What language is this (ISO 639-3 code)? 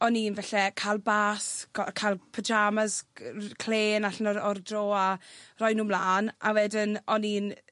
cym